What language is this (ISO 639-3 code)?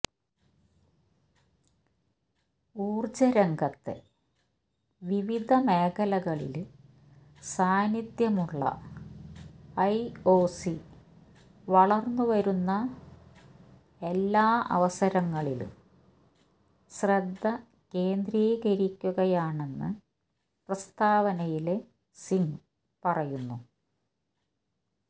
mal